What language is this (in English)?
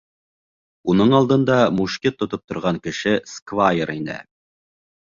Bashkir